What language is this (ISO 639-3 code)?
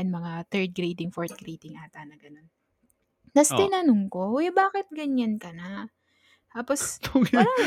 fil